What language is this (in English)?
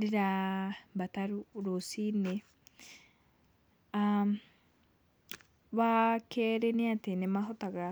Kikuyu